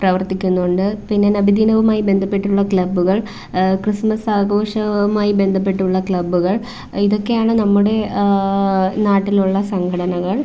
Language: Malayalam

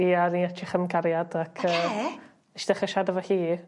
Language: Welsh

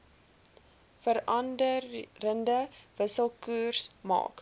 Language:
Afrikaans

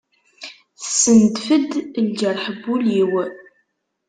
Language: Kabyle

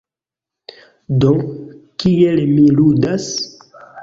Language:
Esperanto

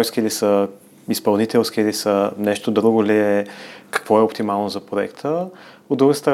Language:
Bulgarian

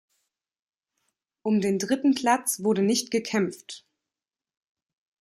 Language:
German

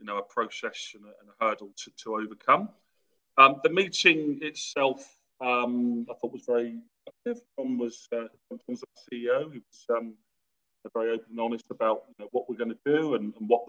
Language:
English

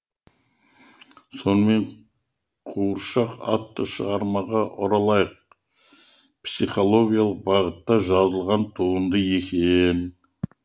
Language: Kazakh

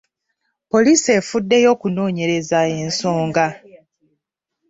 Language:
Ganda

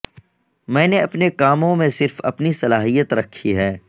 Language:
Urdu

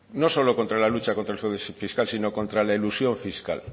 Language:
Spanish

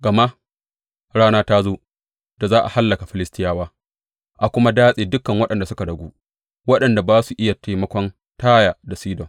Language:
Hausa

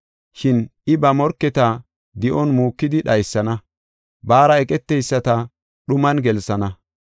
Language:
Gofa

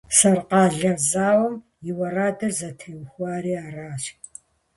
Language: Kabardian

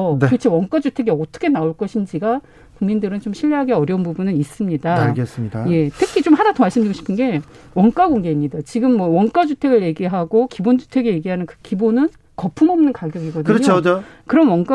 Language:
Korean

